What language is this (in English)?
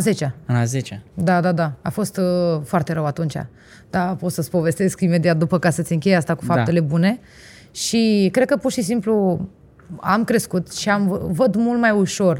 Romanian